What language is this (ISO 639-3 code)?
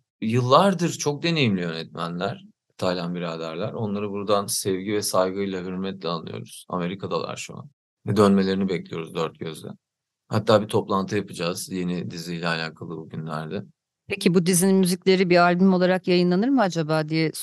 tur